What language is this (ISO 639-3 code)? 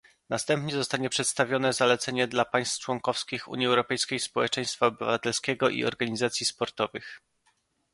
pol